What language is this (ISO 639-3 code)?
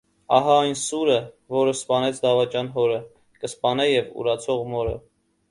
hye